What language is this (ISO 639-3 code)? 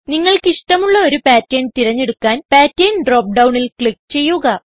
mal